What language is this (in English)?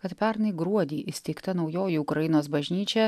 Lithuanian